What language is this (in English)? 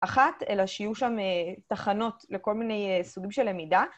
Hebrew